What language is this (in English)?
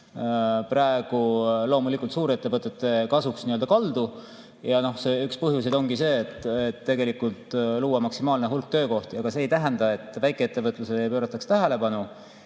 Estonian